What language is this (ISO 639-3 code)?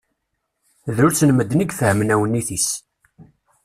kab